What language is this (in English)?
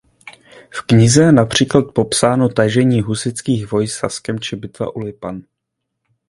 Czech